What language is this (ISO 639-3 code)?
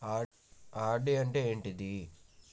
tel